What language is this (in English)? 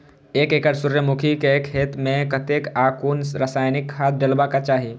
Maithili